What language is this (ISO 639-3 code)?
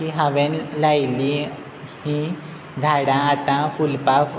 kok